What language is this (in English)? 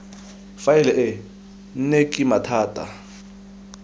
Tswana